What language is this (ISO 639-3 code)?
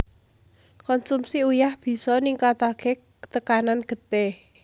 jav